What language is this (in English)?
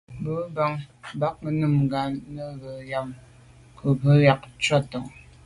Medumba